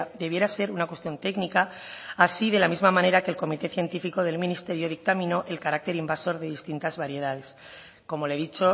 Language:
Spanish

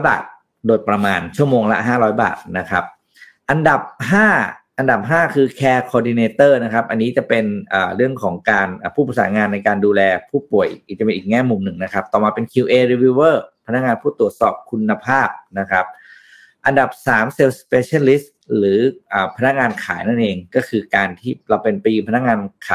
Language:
Thai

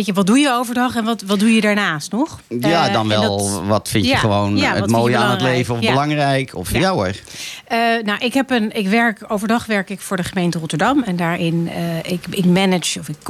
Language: Dutch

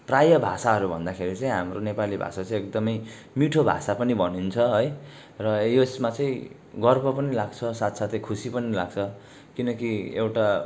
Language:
Nepali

